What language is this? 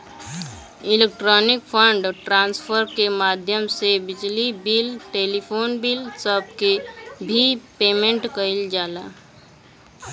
Bhojpuri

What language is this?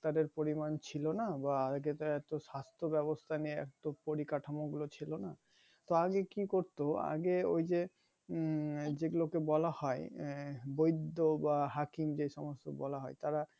Bangla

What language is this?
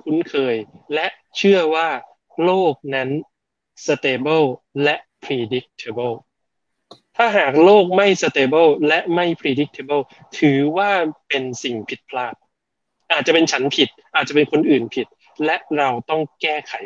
Thai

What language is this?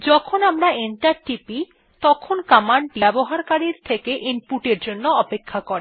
Bangla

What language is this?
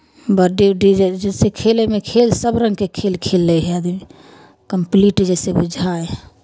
Maithili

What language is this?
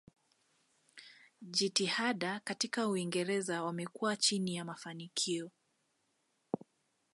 Swahili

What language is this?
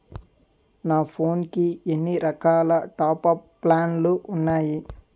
Telugu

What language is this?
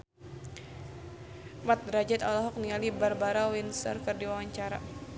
Sundanese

